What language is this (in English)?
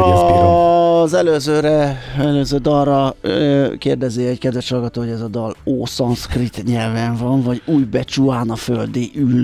Hungarian